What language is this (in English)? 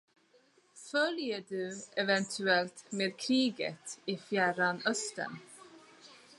Swedish